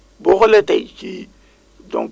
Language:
Wolof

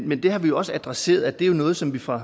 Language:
Danish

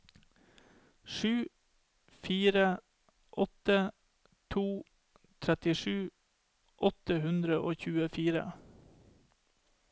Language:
Norwegian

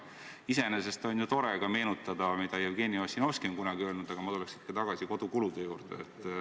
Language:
Estonian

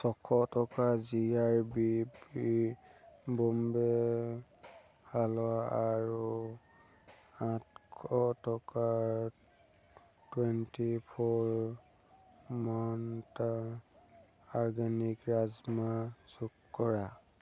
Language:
Assamese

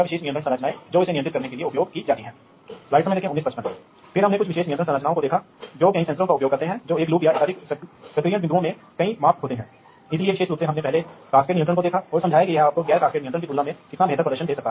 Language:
Hindi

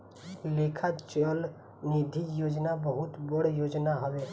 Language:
Bhojpuri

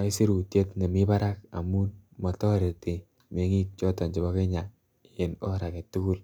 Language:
Kalenjin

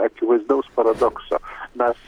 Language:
Lithuanian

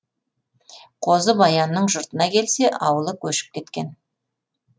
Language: Kazakh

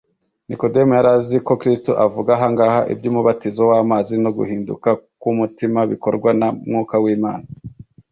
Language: Kinyarwanda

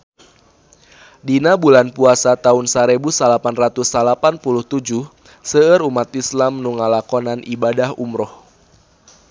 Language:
Sundanese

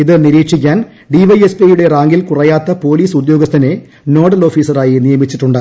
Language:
Malayalam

